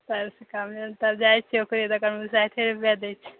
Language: Maithili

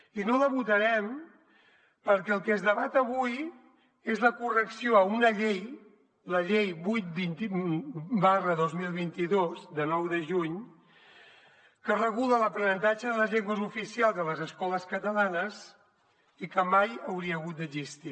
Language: Catalan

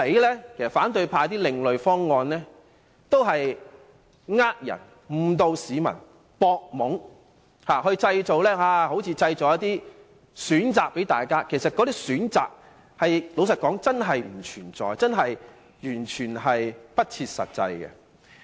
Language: Cantonese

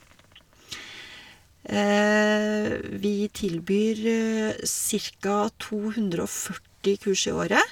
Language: Norwegian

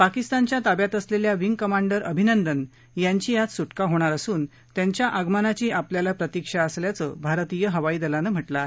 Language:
Marathi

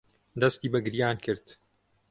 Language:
Central Kurdish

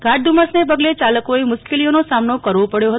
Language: Gujarati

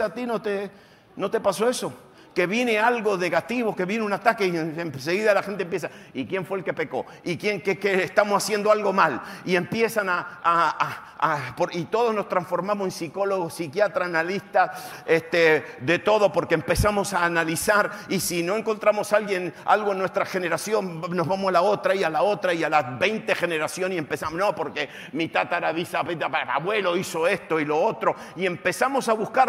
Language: Spanish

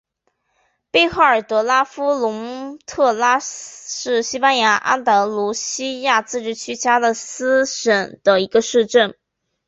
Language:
Chinese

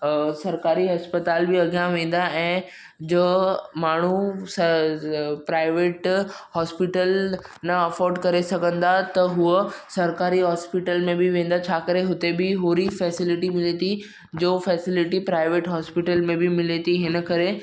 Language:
Sindhi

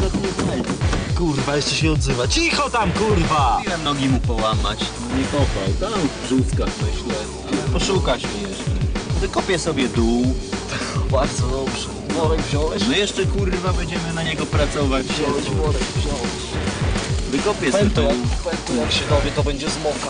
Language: Polish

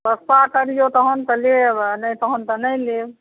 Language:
Maithili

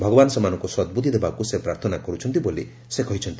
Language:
Odia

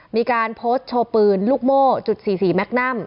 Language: Thai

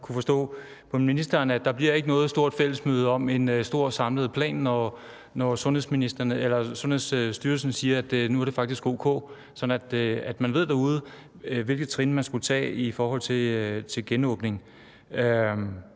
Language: Danish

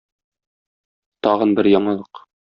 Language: Tatar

